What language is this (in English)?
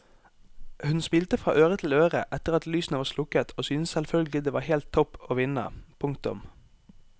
Norwegian